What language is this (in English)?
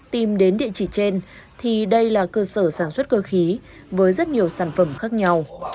Vietnamese